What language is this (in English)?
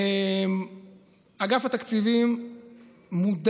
Hebrew